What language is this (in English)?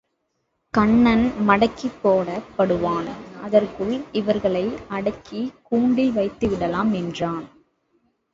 Tamil